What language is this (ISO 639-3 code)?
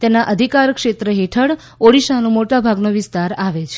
guj